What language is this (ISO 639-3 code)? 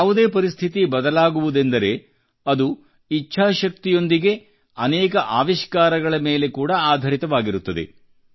kan